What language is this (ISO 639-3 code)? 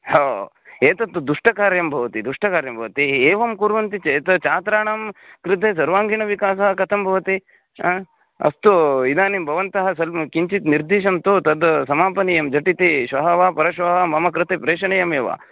san